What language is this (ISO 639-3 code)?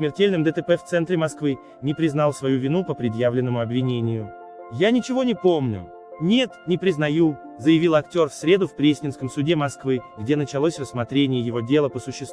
rus